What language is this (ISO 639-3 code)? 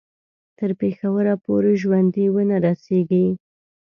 pus